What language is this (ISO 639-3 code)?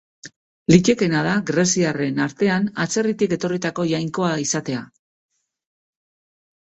eus